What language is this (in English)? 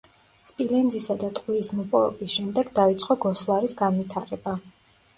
Georgian